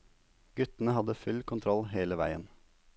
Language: Norwegian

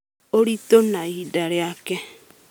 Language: Kikuyu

